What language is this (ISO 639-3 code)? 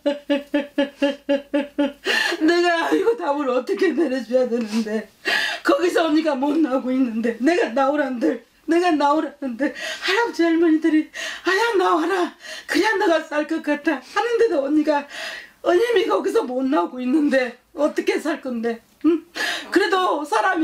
kor